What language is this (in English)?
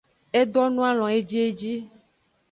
Aja (Benin)